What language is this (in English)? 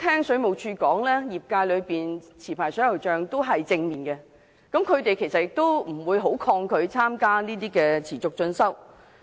Cantonese